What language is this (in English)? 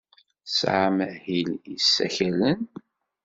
Kabyle